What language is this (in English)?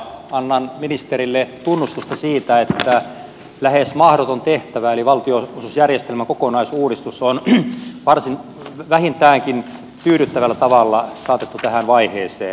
Finnish